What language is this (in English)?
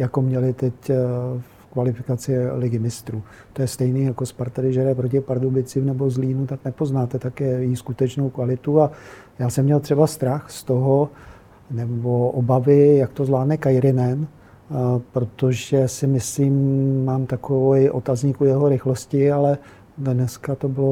Czech